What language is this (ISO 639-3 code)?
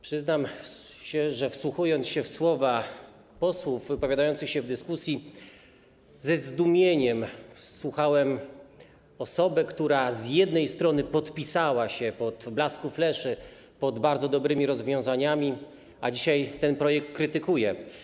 pol